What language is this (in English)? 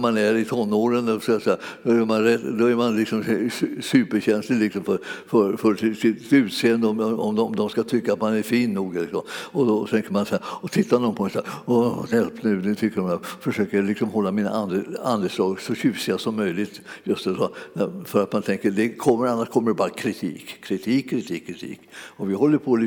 Swedish